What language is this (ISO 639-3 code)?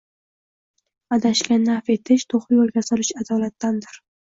uzb